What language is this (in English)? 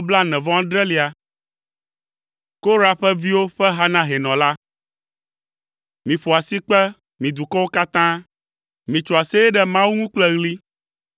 Ewe